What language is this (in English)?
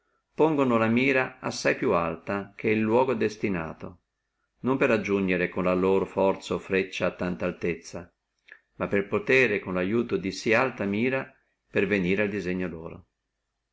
Italian